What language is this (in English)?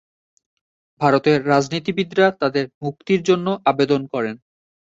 Bangla